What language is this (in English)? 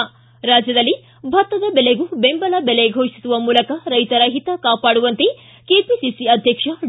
Kannada